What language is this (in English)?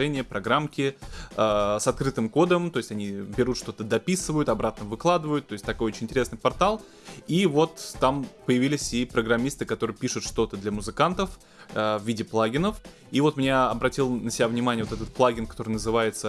Russian